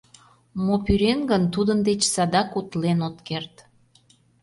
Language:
Mari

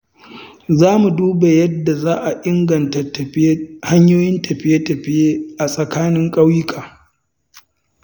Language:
Hausa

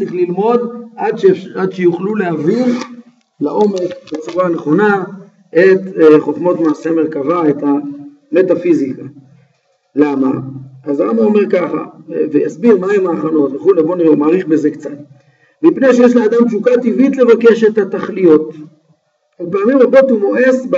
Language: Hebrew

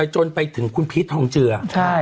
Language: Thai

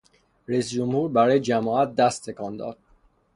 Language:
Persian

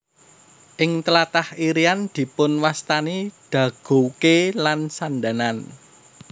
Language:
Javanese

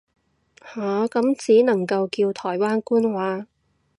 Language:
Cantonese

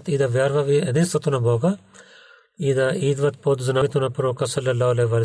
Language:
Bulgarian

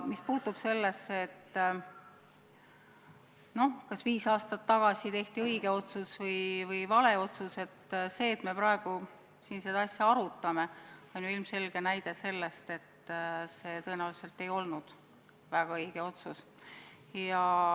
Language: Estonian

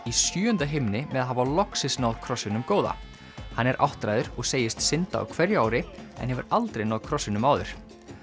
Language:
Icelandic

